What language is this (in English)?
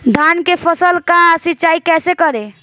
Bhojpuri